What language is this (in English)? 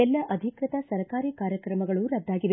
Kannada